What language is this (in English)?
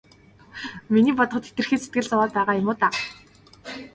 Mongolian